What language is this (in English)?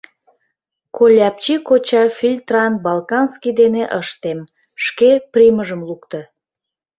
Mari